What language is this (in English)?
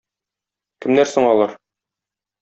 Tatar